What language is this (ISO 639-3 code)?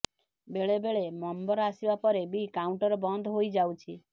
ori